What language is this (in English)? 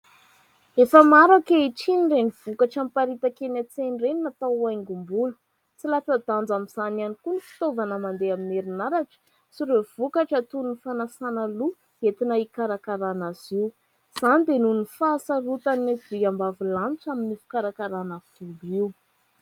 Malagasy